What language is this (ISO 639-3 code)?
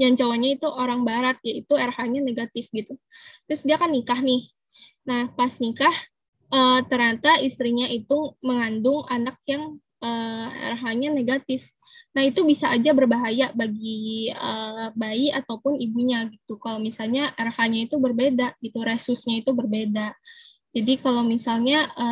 ind